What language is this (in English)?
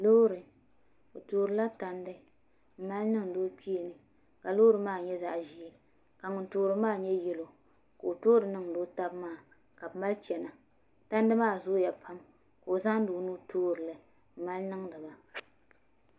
Dagbani